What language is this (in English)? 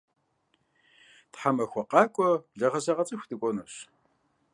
Kabardian